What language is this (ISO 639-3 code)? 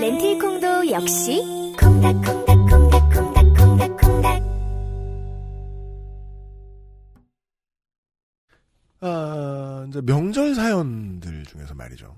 kor